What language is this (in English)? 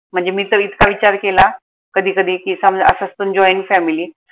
Marathi